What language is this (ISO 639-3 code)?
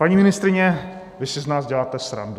ces